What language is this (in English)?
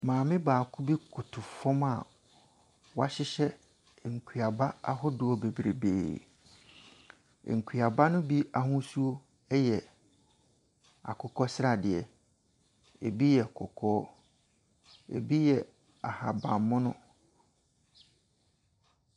Akan